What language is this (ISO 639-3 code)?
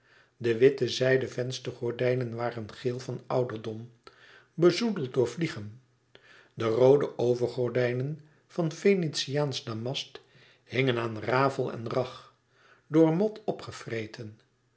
nld